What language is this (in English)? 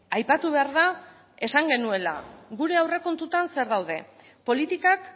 Basque